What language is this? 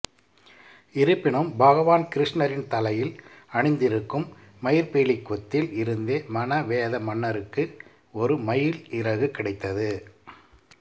Tamil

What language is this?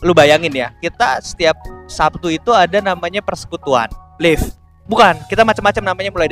Indonesian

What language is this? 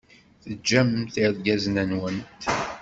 Kabyle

